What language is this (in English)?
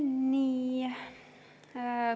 Estonian